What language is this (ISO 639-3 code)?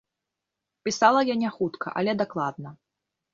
bel